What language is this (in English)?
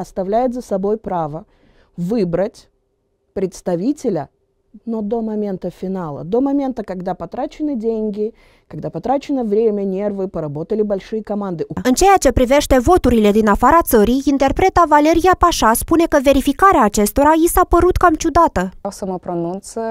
Romanian